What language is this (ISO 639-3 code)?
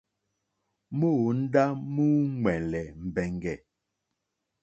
bri